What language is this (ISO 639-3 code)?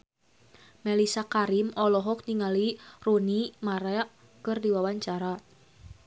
sun